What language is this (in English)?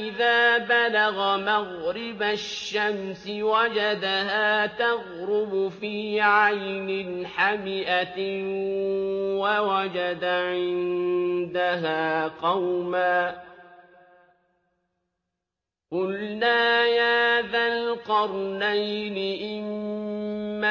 Arabic